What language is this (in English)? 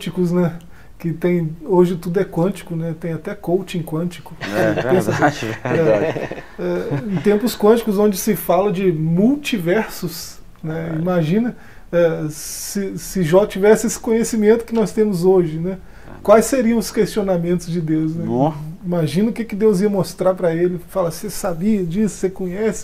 Portuguese